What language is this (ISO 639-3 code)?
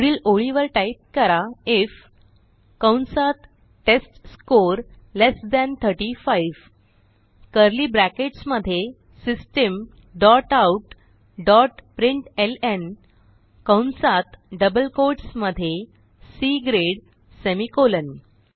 mar